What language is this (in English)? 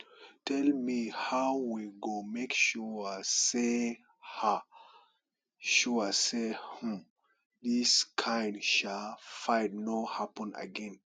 Nigerian Pidgin